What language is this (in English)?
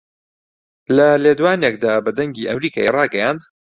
Central Kurdish